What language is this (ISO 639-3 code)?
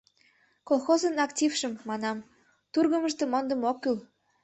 chm